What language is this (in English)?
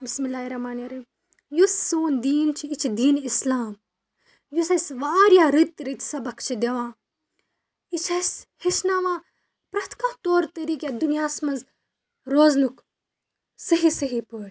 Kashmiri